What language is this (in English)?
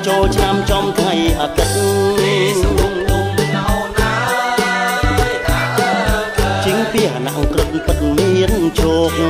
Thai